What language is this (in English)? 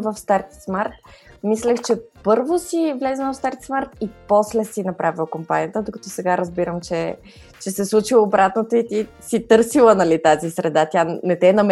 Bulgarian